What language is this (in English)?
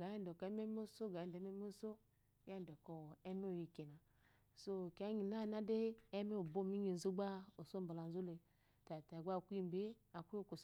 Eloyi